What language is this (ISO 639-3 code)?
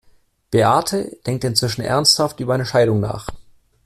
deu